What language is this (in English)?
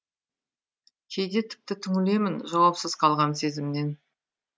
Kazakh